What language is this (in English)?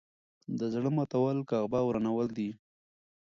Pashto